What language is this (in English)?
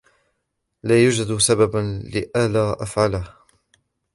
Arabic